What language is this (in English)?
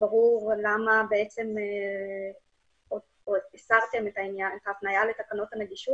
Hebrew